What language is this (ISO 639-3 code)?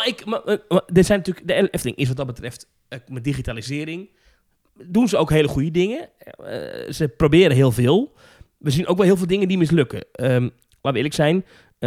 nld